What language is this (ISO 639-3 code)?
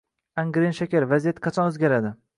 uzb